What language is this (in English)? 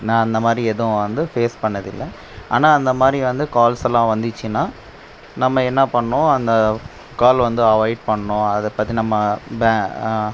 Tamil